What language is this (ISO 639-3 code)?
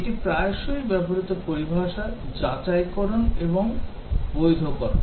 ben